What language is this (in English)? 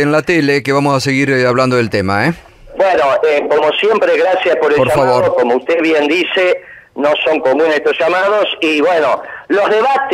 Spanish